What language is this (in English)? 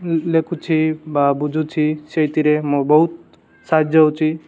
Odia